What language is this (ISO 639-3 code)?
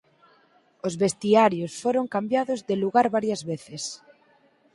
glg